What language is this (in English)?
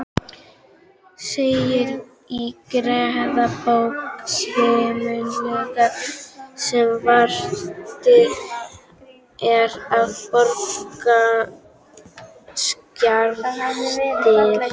Icelandic